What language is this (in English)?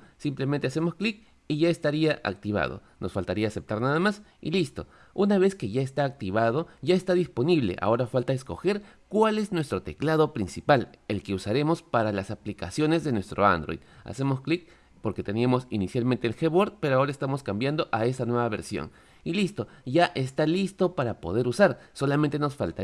Spanish